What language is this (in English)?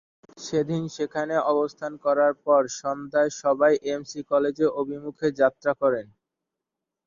Bangla